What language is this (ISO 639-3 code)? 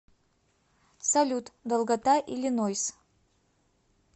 rus